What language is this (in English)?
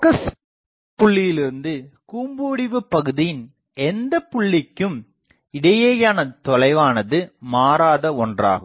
Tamil